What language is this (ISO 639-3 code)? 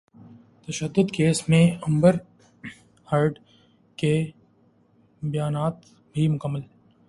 urd